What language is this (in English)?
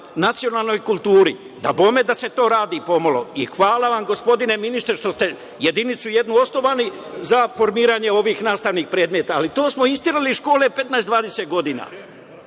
Serbian